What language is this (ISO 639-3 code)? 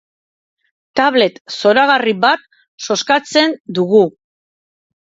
eus